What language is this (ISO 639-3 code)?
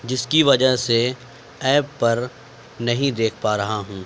urd